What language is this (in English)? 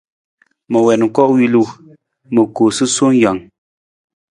Nawdm